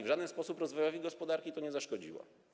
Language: Polish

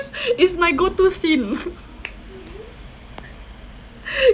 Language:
English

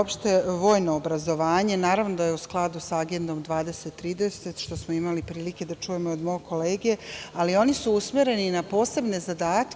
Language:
Serbian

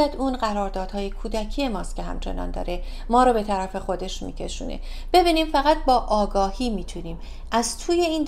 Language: Persian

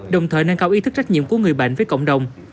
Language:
Vietnamese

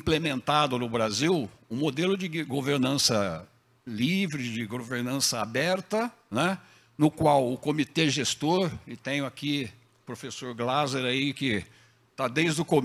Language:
Portuguese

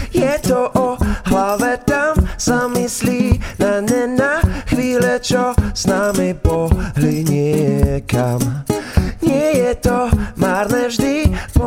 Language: Slovak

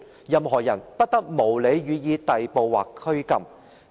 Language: Cantonese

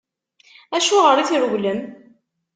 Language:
Kabyle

